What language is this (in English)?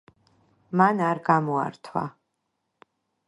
Georgian